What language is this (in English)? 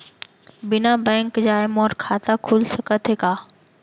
Chhattisgarhi